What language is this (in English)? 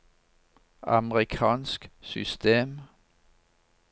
Norwegian